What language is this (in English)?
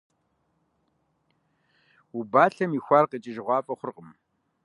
Kabardian